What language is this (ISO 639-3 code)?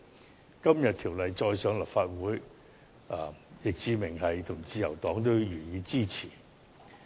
yue